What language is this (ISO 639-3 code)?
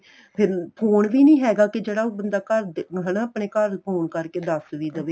pan